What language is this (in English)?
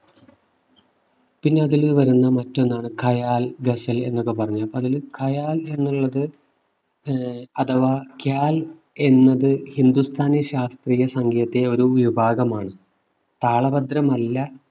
Malayalam